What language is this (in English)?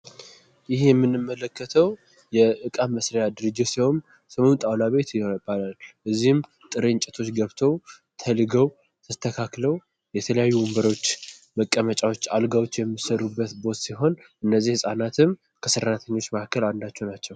Amharic